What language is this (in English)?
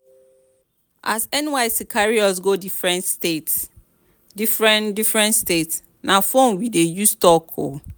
Nigerian Pidgin